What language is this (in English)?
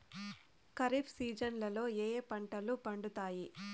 Telugu